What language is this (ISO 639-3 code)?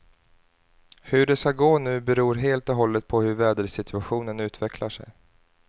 swe